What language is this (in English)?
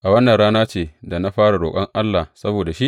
Hausa